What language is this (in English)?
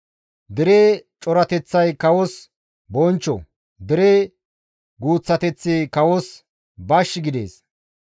Gamo